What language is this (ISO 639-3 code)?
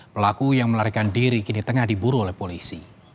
ind